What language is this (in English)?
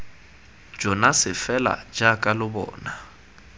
Tswana